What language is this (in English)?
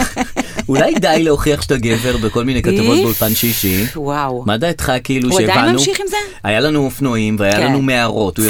Hebrew